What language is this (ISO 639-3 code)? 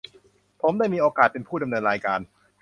tha